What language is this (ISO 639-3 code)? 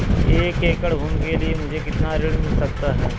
hin